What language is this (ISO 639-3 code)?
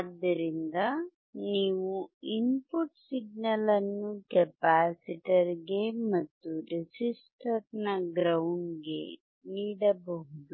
kan